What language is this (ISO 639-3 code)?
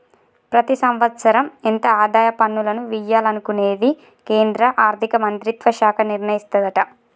tel